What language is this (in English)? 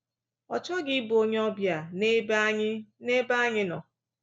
Igbo